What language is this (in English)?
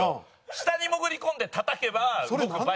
Japanese